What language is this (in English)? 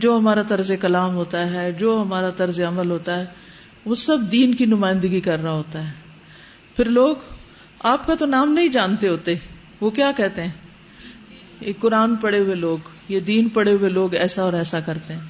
Urdu